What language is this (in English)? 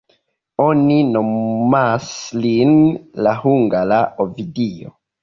Esperanto